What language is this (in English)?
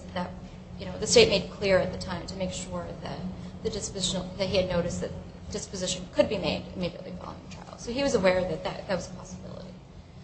English